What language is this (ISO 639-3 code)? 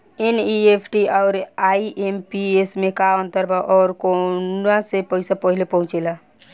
bho